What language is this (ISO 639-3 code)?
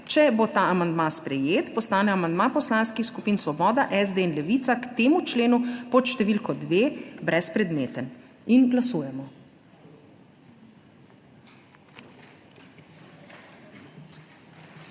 slv